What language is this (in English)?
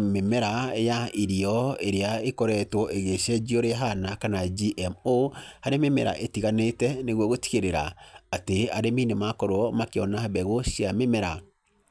Kikuyu